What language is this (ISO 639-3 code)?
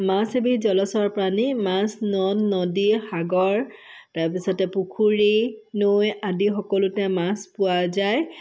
asm